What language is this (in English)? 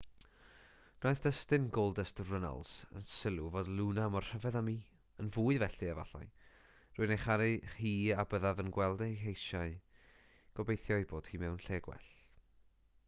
Welsh